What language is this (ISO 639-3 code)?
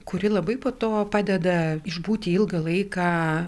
lit